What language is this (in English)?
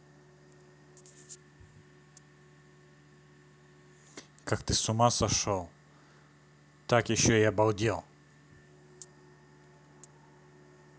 Russian